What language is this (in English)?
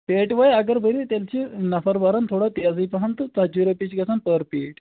Kashmiri